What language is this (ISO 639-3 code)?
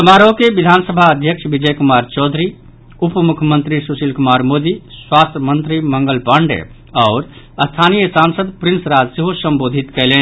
mai